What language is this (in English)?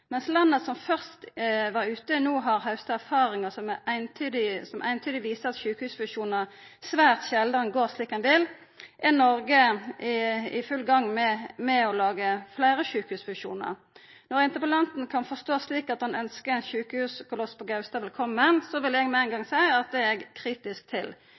Norwegian Nynorsk